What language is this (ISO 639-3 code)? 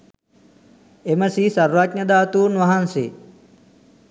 sin